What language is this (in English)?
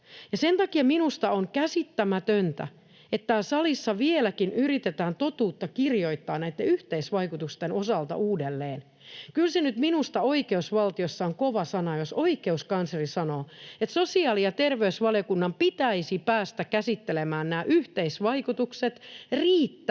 Finnish